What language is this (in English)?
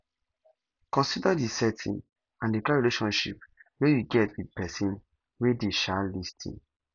Nigerian Pidgin